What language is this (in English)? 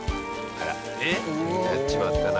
Japanese